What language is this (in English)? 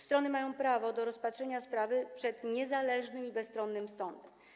Polish